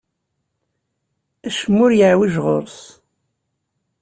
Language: Kabyle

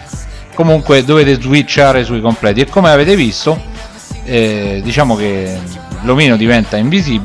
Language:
Italian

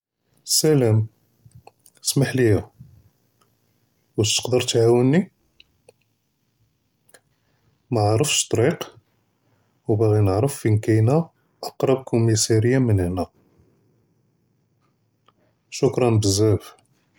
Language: Judeo-Arabic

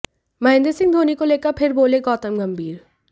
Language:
Hindi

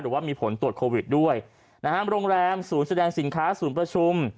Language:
Thai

